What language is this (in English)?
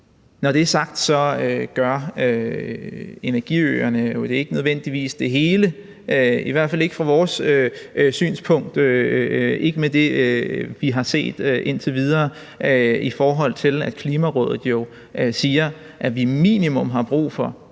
Danish